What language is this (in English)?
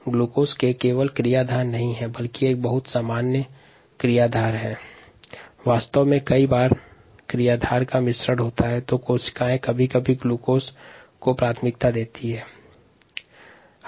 Hindi